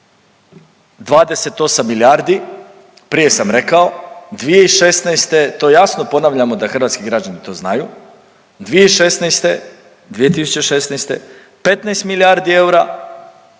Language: Croatian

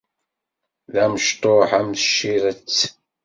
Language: Kabyle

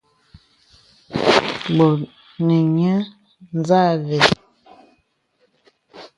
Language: Bebele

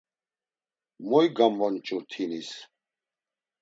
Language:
Laz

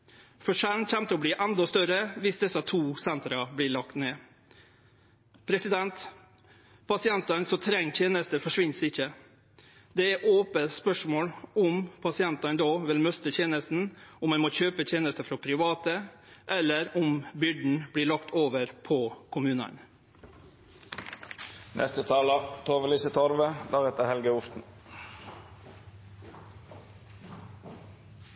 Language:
Norwegian Nynorsk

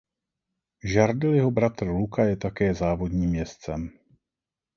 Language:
Czech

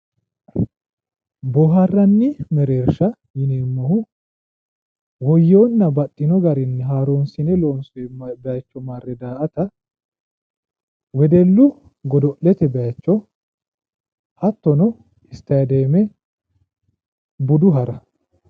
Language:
Sidamo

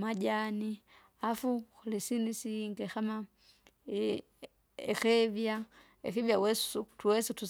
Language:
Kinga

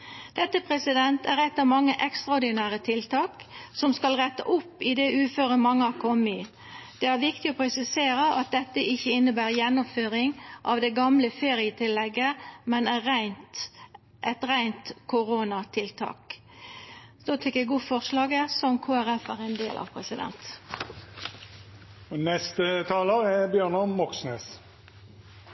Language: Norwegian Nynorsk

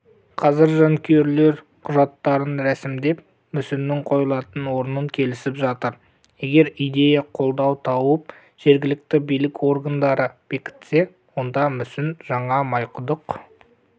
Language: Kazakh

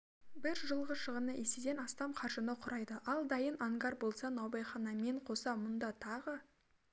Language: Kazakh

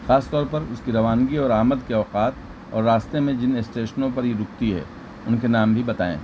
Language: Urdu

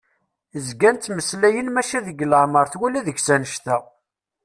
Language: Kabyle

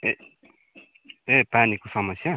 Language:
Nepali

